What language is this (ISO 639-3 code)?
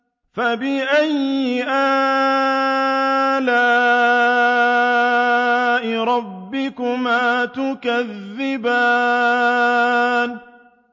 ara